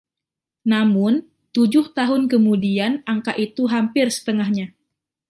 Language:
Indonesian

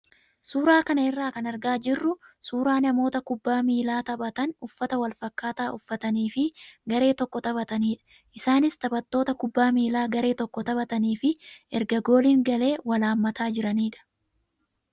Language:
Oromo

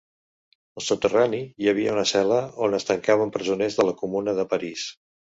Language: Catalan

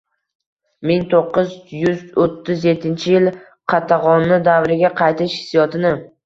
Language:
Uzbek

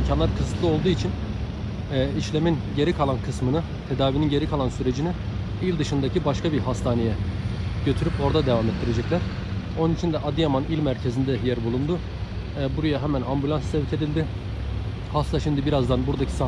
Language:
Turkish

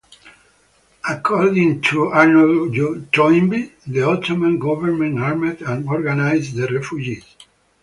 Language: English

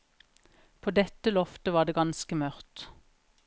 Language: Norwegian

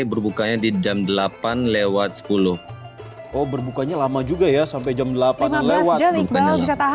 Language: Indonesian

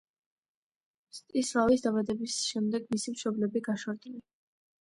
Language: Georgian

